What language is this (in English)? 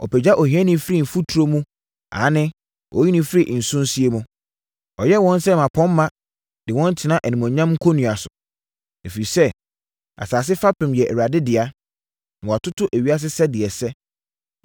Akan